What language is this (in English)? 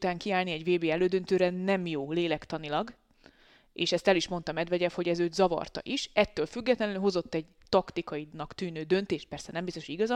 Hungarian